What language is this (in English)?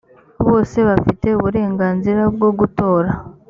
Kinyarwanda